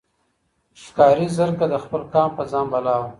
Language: Pashto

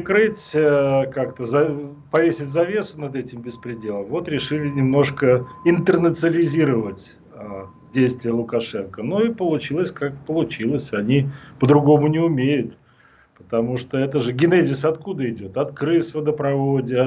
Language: Russian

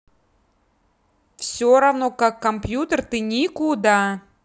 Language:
Russian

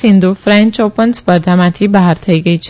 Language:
Gujarati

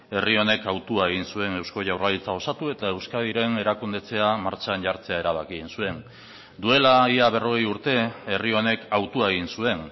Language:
Basque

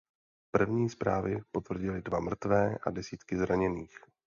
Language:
Czech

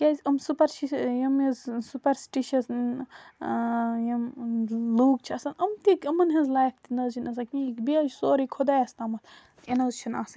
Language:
Kashmiri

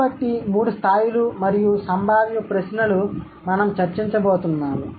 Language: Telugu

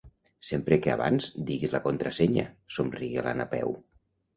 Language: Catalan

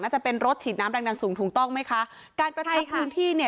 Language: Thai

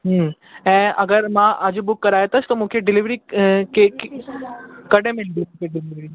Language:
Sindhi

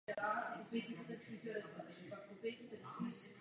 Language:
Czech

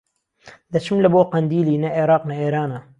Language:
Central Kurdish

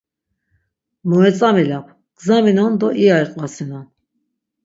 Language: Laz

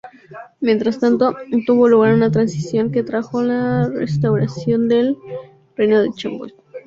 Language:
Spanish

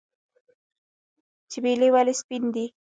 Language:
Pashto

